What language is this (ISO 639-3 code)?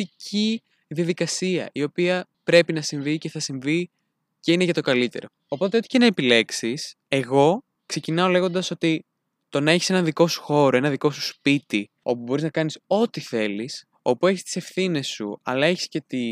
ell